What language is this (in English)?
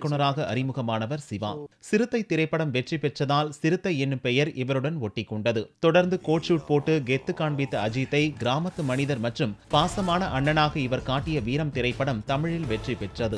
Hindi